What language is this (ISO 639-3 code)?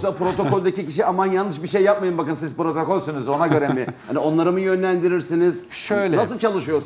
tur